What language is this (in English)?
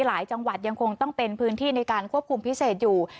Thai